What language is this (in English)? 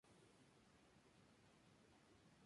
Spanish